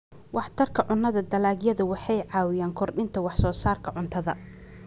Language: Somali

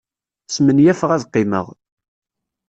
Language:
Kabyle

